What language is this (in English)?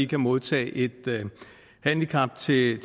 Danish